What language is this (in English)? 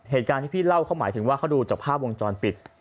Thai